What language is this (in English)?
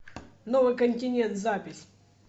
Russian